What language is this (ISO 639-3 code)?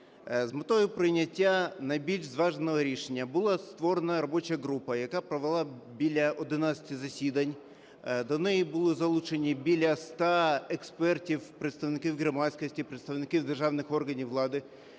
ukr